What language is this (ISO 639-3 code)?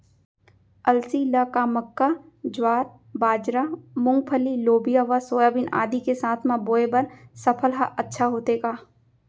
hne